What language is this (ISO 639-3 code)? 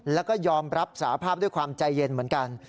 tha